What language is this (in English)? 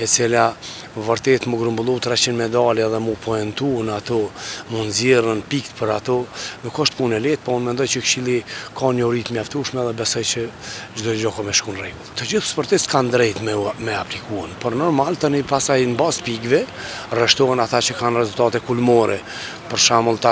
Romanian